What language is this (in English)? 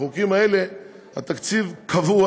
Hebrew